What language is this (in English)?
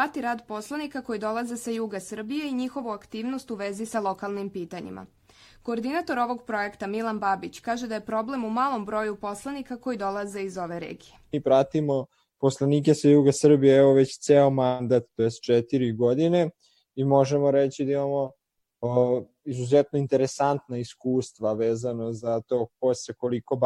Croatian